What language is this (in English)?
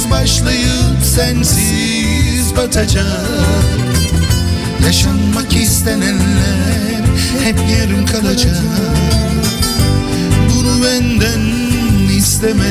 Turkish